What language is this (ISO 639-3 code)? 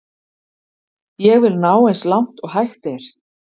isl